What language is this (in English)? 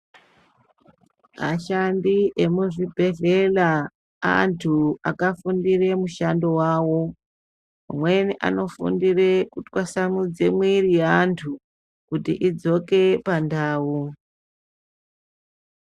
Ndau